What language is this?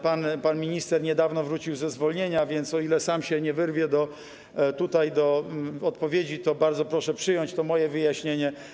Polish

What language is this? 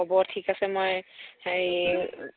Assamese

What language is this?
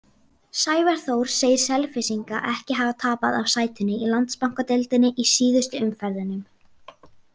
Icelandic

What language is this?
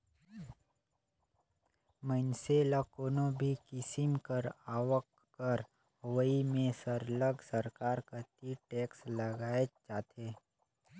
Chhattisgarhi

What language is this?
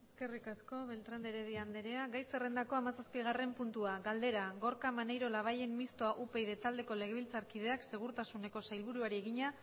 Basque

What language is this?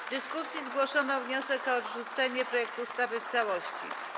Polish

